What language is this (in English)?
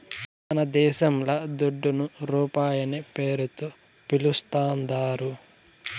Telugu